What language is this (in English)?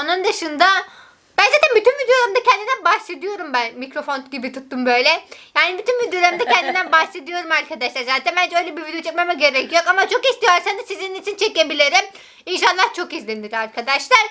Turkish